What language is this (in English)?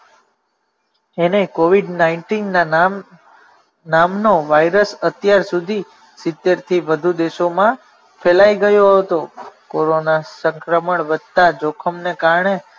Gujarati